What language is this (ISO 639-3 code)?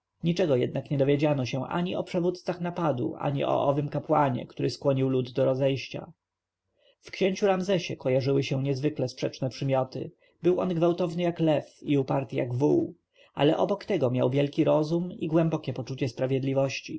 pol